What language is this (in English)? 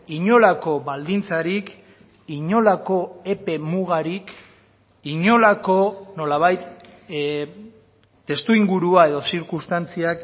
Basque